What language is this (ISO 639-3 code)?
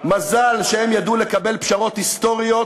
heb